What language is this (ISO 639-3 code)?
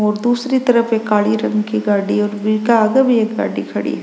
raj